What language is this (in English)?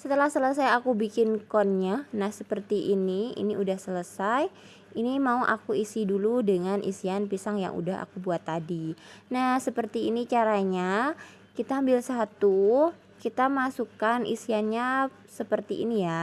Indonesian